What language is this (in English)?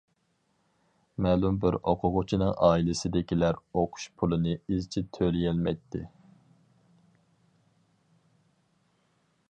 Uyghur